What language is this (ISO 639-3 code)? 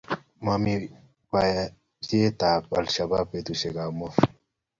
kln